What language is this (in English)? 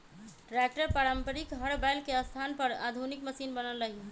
Magahi